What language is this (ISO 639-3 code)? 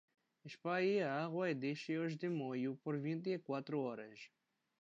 por